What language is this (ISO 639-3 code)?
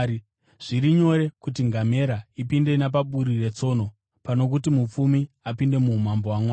sna